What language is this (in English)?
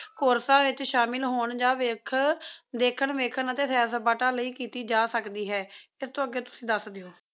Punjabi